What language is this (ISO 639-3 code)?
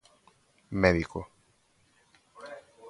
glg